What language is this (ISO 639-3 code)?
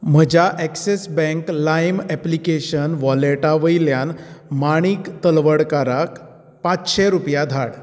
kok